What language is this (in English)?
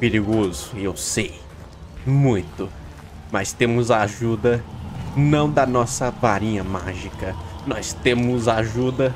Portuguese